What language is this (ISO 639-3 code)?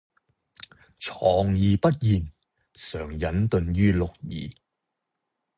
yue